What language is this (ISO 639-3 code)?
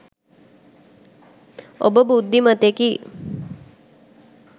sin